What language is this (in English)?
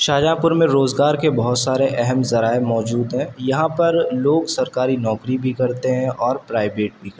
Urdu